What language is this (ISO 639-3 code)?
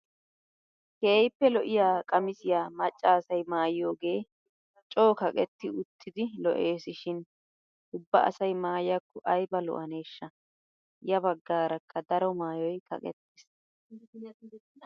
wal